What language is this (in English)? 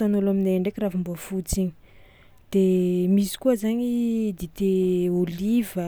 Tsimihety Malagasy